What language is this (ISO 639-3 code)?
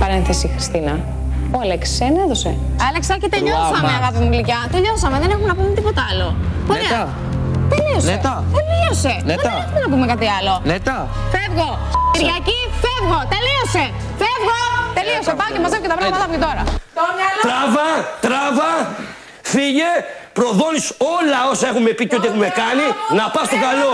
ell